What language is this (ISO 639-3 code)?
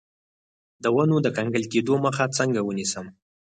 pus